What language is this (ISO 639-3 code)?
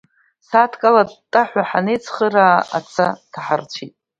abk